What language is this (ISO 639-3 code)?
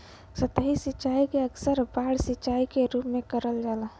bho